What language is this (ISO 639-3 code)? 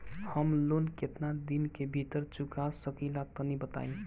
bho